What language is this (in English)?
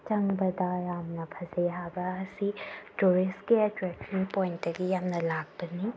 Manipuri